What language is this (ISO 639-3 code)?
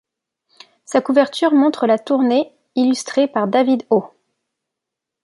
fra